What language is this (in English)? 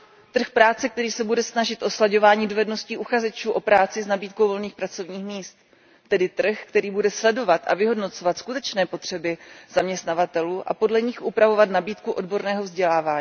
Czech